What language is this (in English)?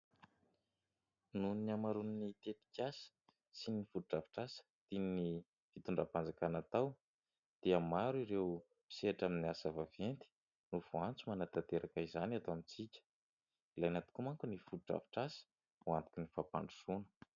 Malagasy